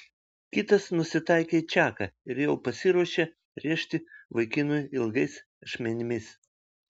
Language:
Lithuanian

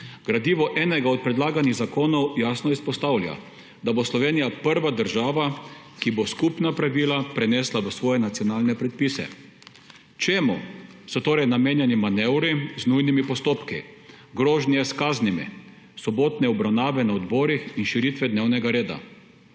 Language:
Slovenian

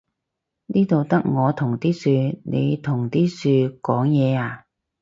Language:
Cantonese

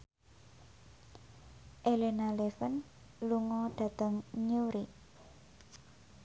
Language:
Javanese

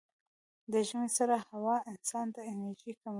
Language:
Pashto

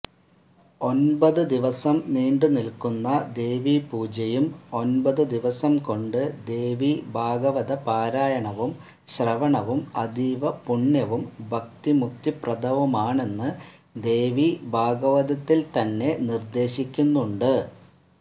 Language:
Malayalam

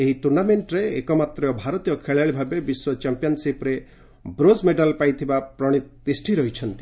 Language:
Odia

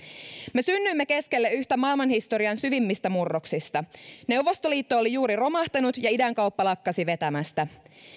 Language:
Finnish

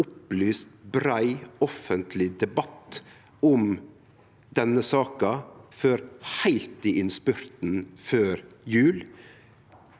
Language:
Norwegian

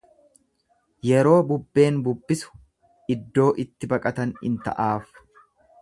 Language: Oromo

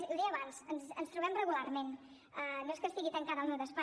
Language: Catalan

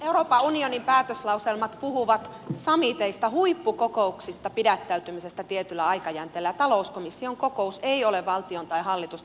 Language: Finnish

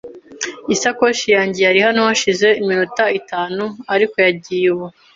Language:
Kinyarwanda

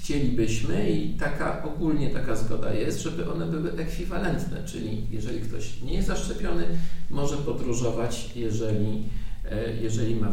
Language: Polish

